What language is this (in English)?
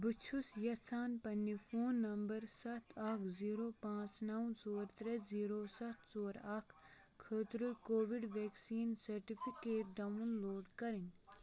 Kashmiri